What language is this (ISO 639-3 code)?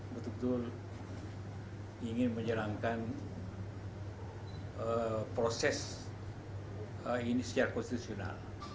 ind